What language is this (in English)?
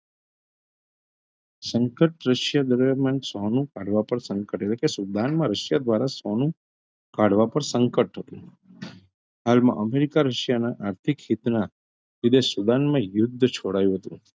Gujarati